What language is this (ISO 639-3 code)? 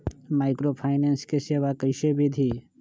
mag